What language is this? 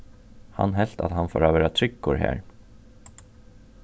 Faroese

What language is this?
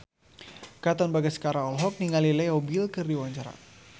Sundanese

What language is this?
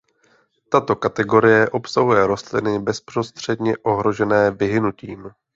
Czech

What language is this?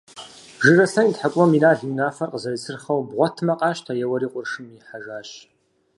Kabardian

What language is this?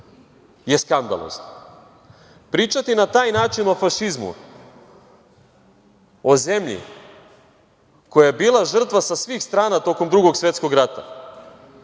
Serbian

